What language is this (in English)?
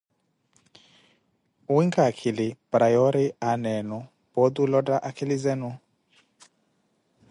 Koti